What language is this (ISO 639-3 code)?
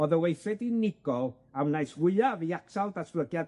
cym